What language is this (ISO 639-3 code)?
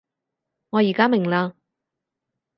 yue